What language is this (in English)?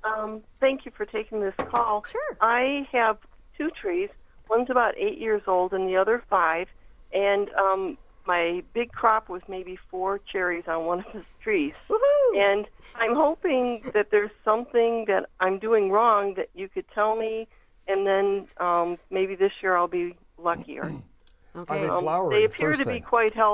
English